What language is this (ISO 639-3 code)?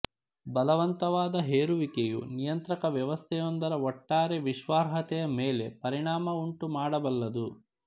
kan